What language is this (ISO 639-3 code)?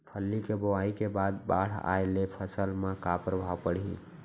hne